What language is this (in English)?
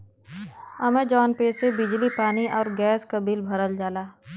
Bhojpuri